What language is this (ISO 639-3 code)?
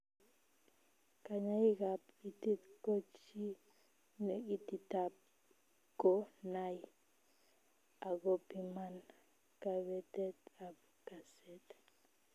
kln